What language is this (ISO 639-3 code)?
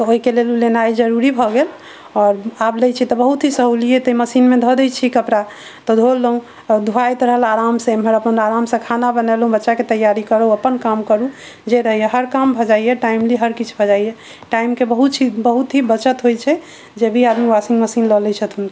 mai